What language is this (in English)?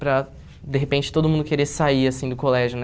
Portuguese